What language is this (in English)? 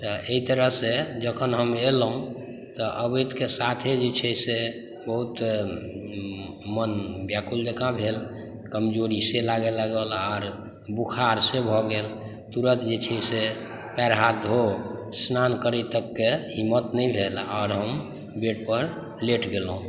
Maithili